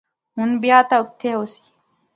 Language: Pahari-Potwari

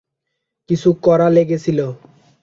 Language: Bangla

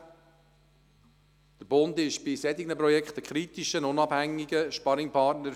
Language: Swiss German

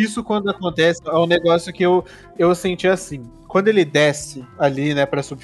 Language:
Portuguese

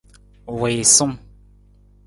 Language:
Nawdm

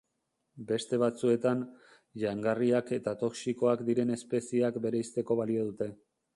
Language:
Basque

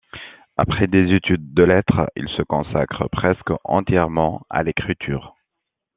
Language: French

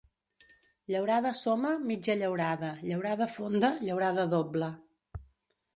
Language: Catalan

